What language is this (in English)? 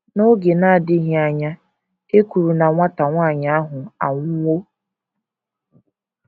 Igbo